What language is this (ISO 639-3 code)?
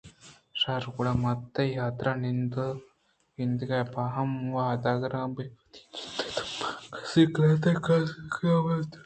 bgp